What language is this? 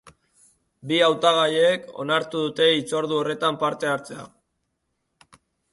Basque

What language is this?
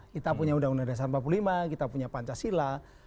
Indonesian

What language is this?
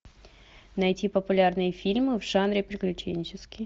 Russian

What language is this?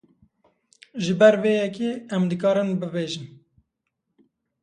Kurdish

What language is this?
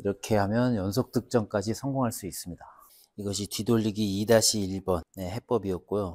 Korean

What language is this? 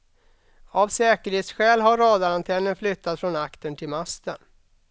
Swedish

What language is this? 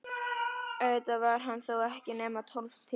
Icelandic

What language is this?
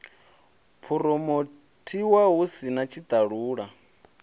Venda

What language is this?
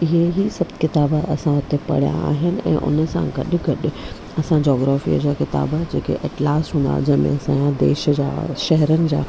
Sindhi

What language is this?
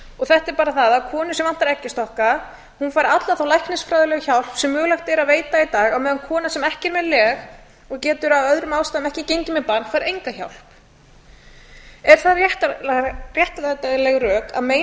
Icelandic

